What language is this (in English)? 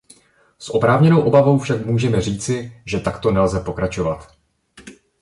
Czech